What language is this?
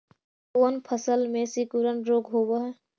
Magahi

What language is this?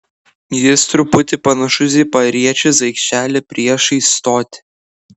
Lithuanian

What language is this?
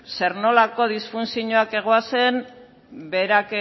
Basque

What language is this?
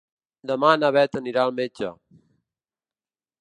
Catalan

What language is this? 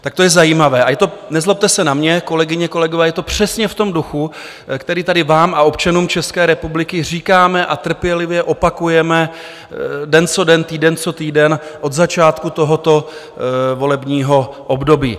Czech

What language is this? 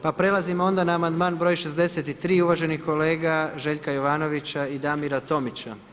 Croatian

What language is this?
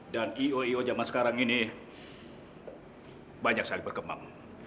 Indonesian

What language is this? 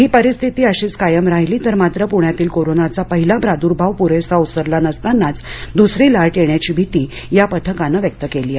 Marathi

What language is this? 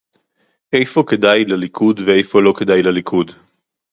Hebrew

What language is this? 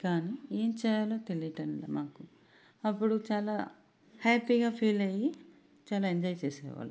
Telugu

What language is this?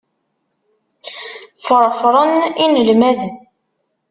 Kabyle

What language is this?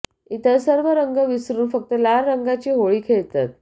Marathi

